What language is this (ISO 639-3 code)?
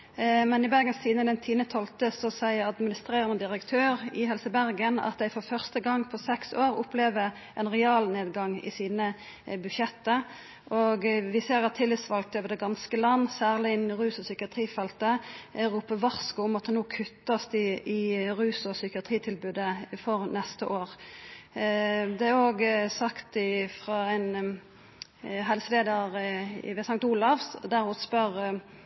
nno